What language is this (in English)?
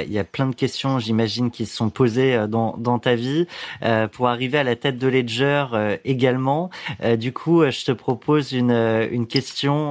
French